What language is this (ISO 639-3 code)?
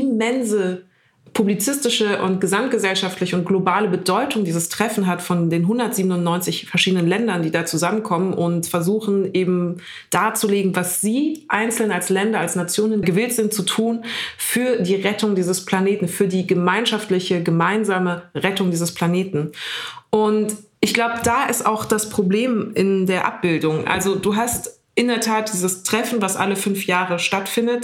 deu